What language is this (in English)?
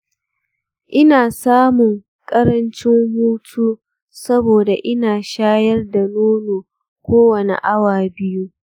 Hausa